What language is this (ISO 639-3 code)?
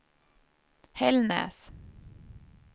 swe